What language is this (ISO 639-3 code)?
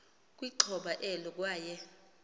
xho